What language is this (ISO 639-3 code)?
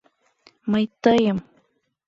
chm